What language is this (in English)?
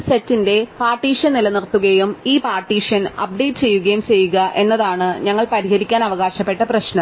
Malayalam